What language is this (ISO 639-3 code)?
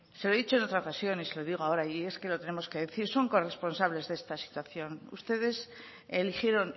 spa